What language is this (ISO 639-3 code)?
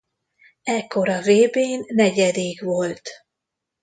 hun